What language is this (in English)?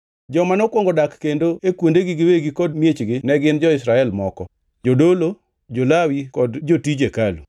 Luo (Kenya and Tanzania)